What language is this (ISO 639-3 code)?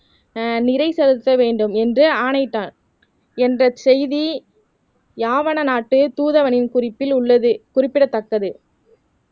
tam